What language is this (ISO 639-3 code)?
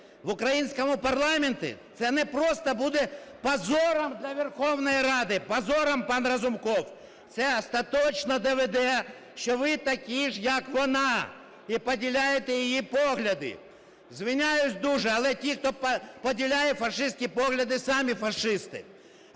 ukr